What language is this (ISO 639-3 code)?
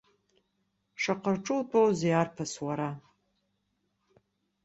abk